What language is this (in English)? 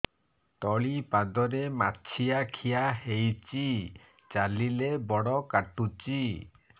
Odia